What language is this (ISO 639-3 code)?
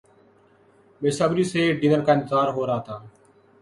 urd